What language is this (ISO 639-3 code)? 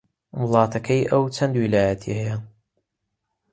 ckb